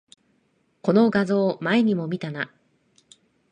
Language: Japanese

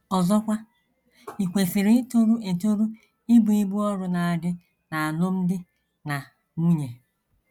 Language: Igbo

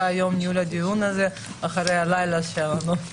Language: Hebrew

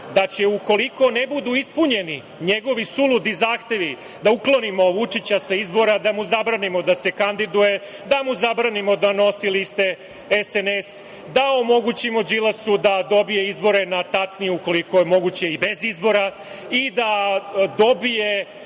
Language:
Serbian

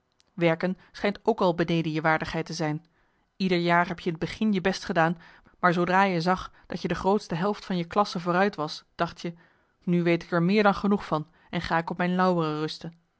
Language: Dutch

